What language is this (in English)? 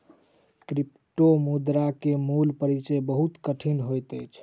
Maithili